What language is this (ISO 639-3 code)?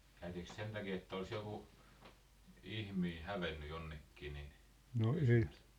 fin